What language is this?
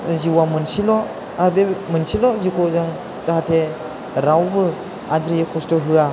Bodo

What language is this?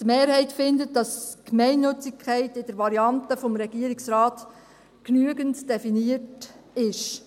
Swiss German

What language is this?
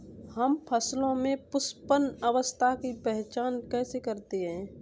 Hindi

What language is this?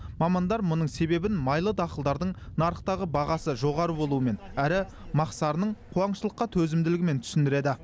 Kazakh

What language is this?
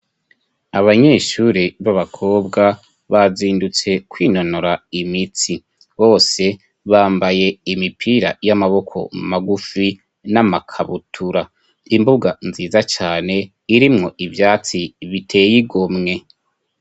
Rundi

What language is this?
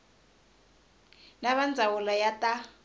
Tsonga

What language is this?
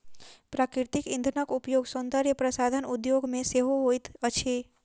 Maithili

